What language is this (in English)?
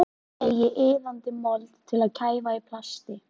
Icelandic